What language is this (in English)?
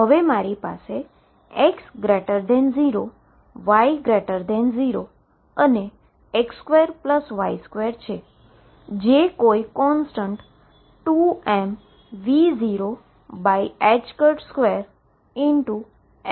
Gujarati